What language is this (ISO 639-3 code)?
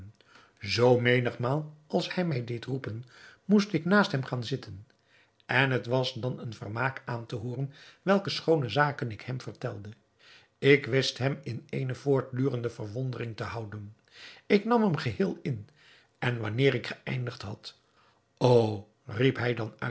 nld